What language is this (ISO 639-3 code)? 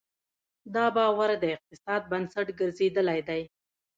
pus